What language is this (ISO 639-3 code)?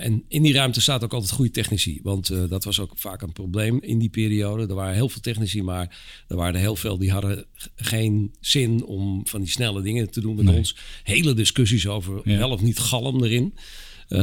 nld